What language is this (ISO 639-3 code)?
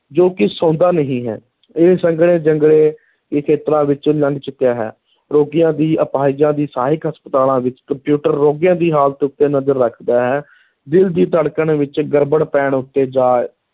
pan